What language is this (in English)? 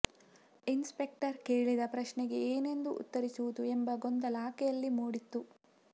Kannada